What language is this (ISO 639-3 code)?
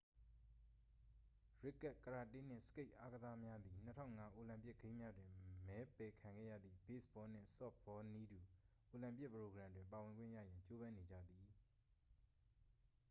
mya